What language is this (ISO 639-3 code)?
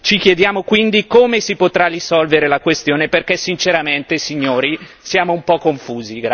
ita